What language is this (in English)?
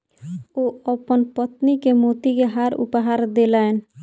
Maithili